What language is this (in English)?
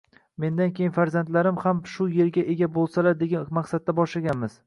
Uzbek